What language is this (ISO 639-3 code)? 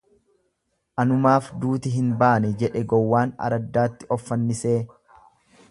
orm